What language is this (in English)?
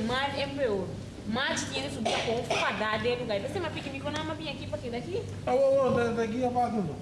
Portuguese